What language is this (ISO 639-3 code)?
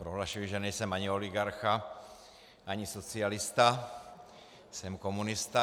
ces